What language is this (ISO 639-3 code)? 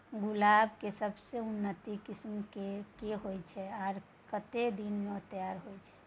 mai